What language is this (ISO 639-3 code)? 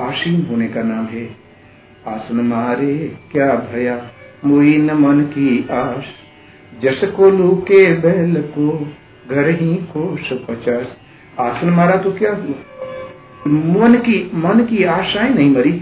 hin